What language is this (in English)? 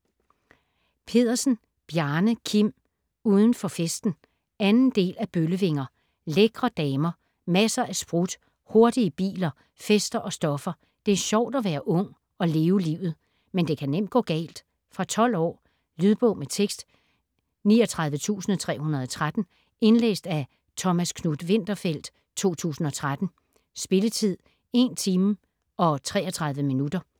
Danish